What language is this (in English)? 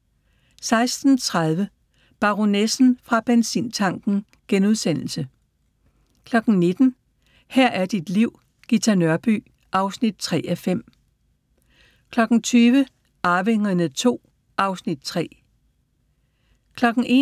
Danish